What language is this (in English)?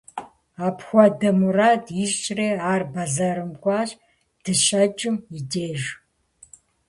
Kabardian